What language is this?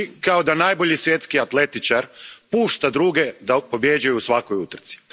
Croatian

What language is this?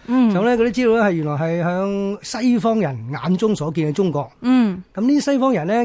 Chinese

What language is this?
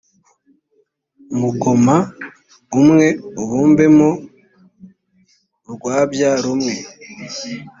Kinyarwanda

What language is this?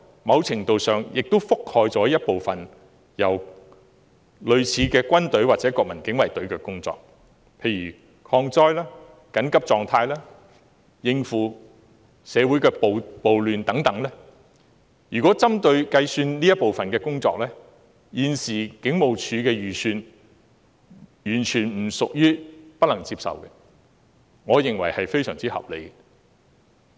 Cantonese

